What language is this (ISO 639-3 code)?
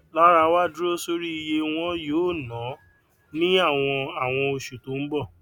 yor